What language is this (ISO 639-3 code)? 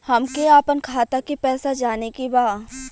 bho